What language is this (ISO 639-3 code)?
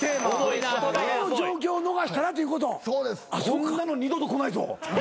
jpn